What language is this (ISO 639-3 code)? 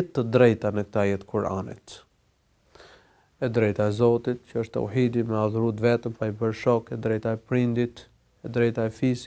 ara